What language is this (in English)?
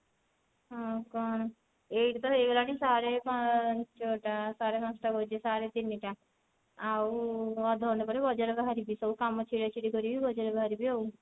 Odia